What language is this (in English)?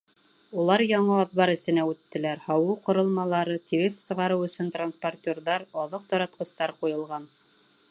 Bashkir